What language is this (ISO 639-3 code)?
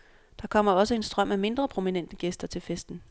dan